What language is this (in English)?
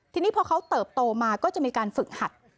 Thai